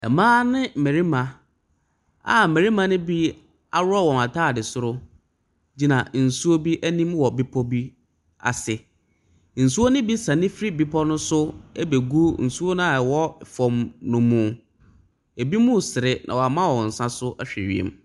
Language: Akan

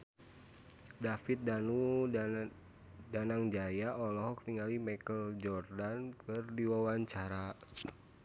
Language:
Sundanese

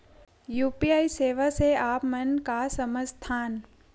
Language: Chhattisgarhi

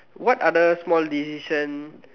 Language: English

